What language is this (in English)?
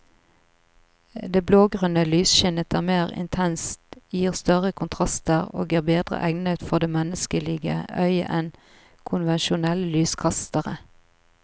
Norwegian